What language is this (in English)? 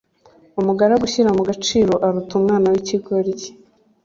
Kinyarwanda